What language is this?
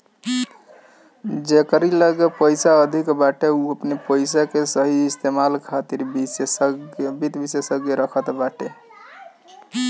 Bhojpuri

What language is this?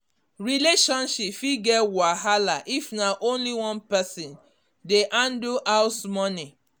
Nigerian Pidgin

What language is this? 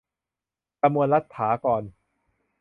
Thai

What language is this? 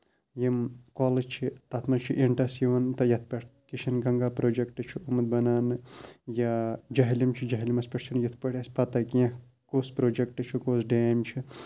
Kashmiri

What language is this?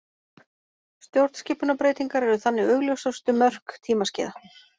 Icelandic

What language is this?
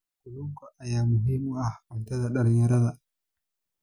Somali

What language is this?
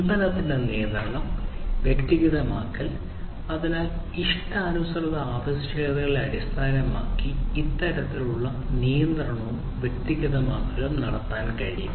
Malayalam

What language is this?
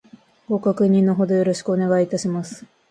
Japanese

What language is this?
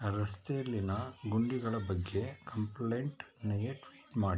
Kannada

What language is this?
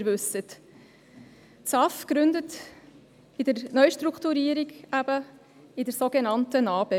Swiss German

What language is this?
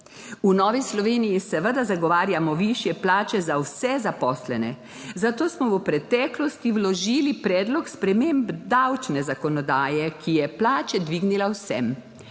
Slovenian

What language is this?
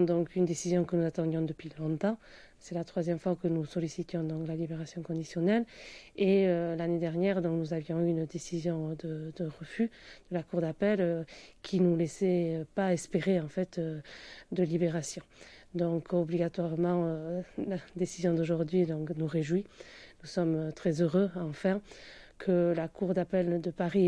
French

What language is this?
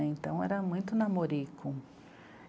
Portuguese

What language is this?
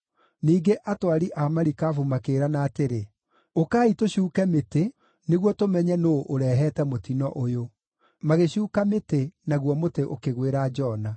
Kikuyu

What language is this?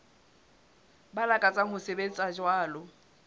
Southern Sotho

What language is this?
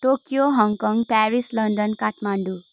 Nepali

